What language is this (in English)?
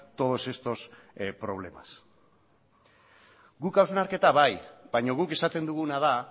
Basque